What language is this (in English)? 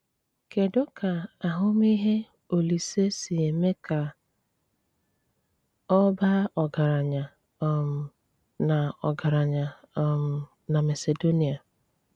Igbo